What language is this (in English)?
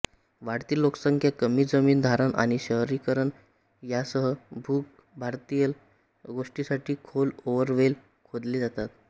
Marathi